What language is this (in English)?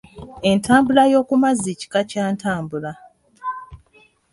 Ganda